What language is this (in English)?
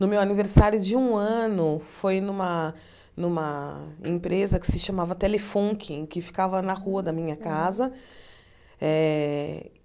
Portuguese